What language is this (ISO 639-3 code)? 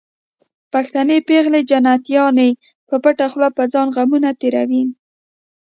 pus